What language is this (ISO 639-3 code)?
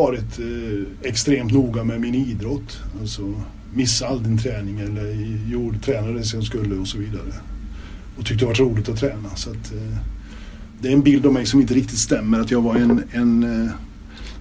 swe